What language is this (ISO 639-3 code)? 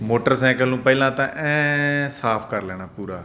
pan